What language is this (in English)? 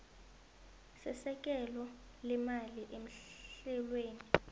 South Ndebele